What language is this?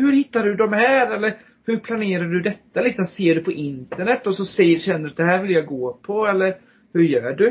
Swedish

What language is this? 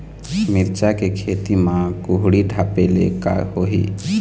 Chhattisgarhi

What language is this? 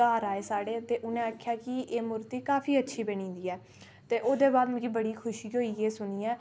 Dogri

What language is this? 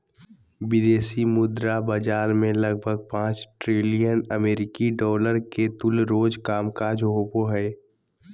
Magahi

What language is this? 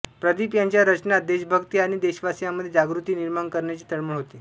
Marathi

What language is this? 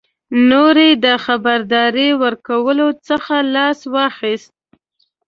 Pashto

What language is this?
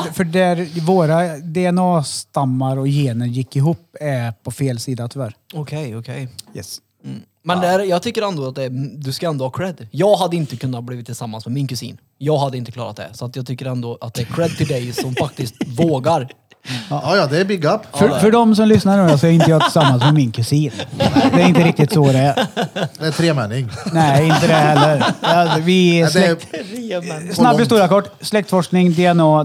Swedish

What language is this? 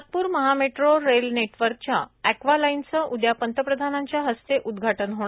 Marathi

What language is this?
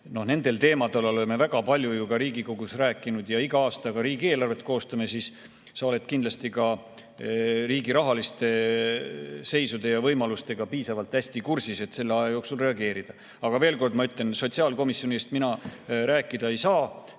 Estonian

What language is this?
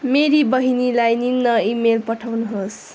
Nepali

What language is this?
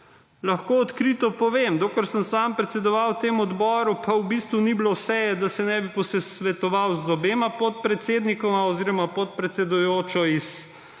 Slovenian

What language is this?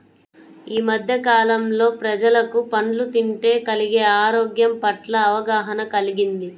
Telugu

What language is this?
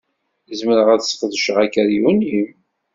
Kabyle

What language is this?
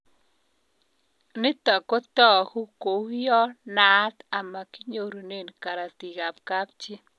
Kalenjin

